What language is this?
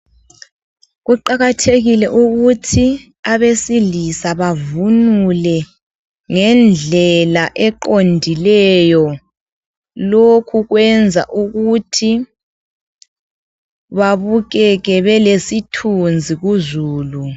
North Ndebele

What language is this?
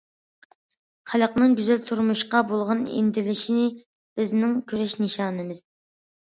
Uyghur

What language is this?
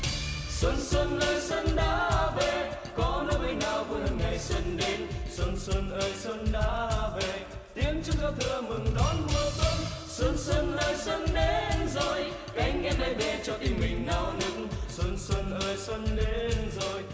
Vietnamese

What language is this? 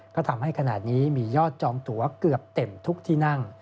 Thai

